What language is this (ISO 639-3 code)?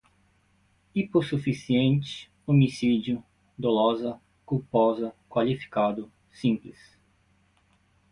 por